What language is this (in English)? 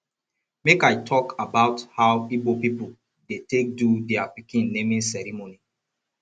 Nigerian Pidgin